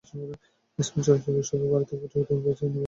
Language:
Bangla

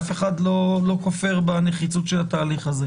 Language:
Hebrew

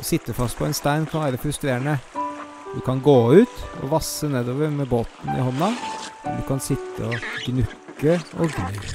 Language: Norwegian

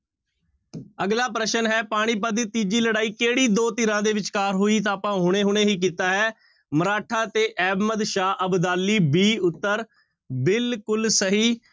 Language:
Punjabi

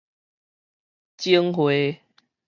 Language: Min Nan Chinese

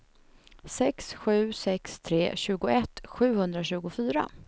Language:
Swedish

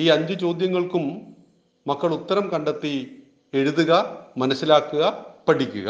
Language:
Malayalam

